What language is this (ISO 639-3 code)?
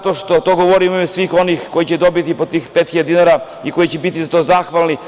srp